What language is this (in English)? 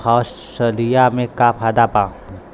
Bhojpuri